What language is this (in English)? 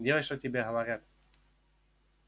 Russian